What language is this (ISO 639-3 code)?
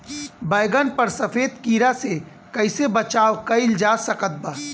bho